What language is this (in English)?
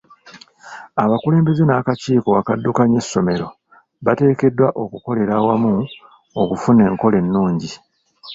Ganda